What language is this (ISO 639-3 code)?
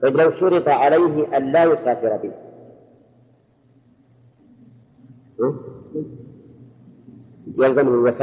ara